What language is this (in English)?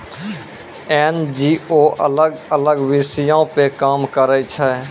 Maithili